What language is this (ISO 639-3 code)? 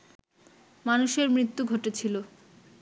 ben